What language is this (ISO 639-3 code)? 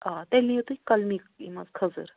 kas